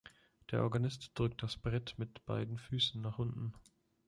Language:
German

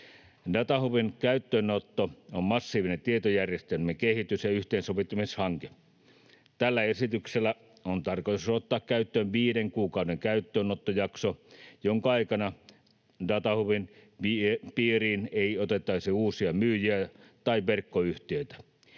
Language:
Finnish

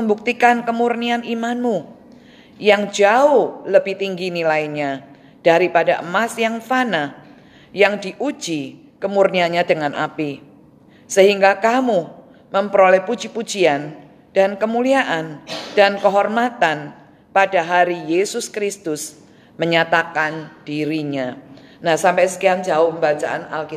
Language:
Indonesian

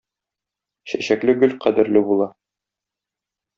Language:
Tatar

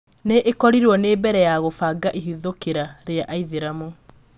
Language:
Kikuyu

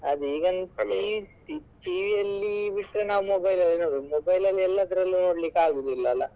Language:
Kannada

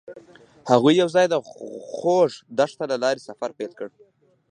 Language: Pashto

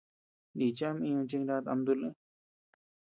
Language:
Tepeuxila Cuicatec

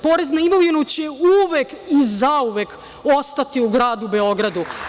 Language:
Serbian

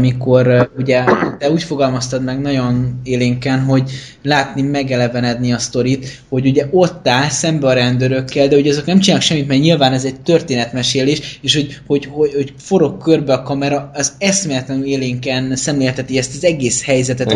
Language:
Hungarian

